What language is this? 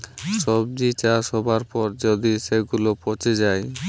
Bangla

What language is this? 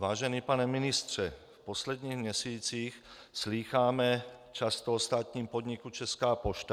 Czech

